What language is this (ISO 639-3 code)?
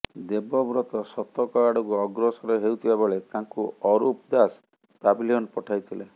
ori